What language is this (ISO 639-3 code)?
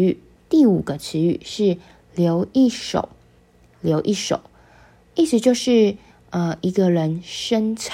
zho